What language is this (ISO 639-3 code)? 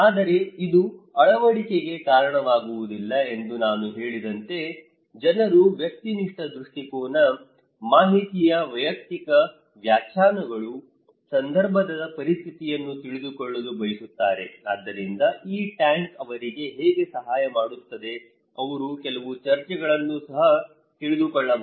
kan